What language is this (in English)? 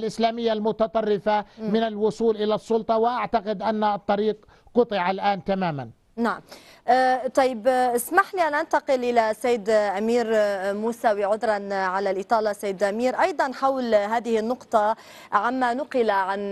Arabic